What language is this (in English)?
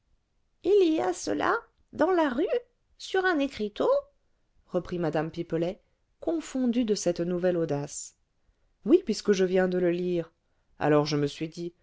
French